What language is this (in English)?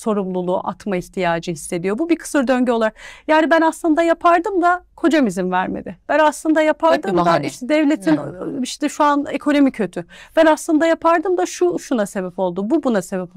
Turkish